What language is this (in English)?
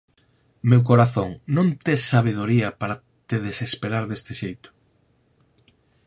Galician